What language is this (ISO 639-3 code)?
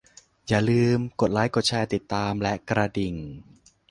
tha